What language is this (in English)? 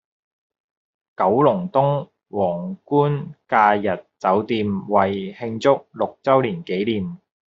Cantonese